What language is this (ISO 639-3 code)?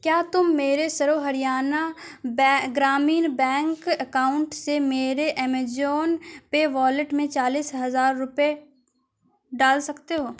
urd